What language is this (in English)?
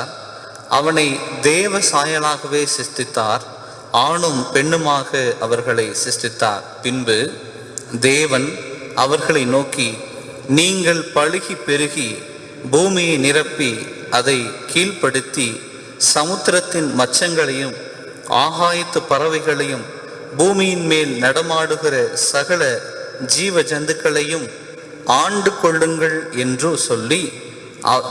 Tamil